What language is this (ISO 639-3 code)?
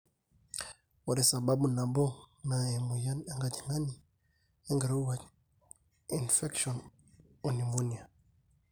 mas